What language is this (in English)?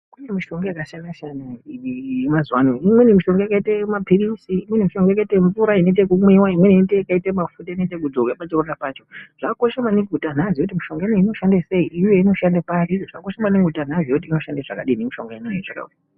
Ndau